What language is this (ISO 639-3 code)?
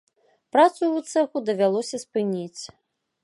bel